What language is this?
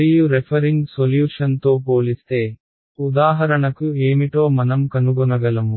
Telugu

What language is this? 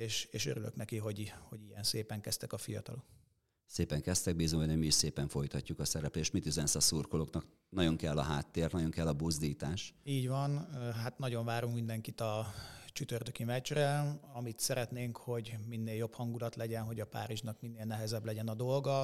Hungarian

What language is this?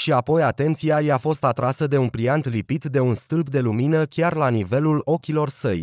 Romanian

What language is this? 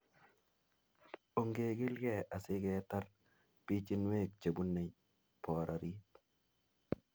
Kalenjin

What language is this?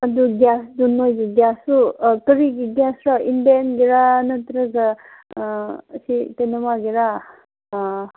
Manipuri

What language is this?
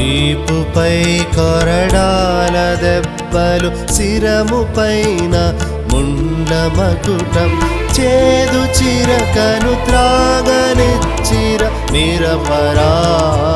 Telugu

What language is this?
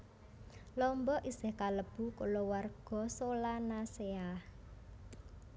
Javanese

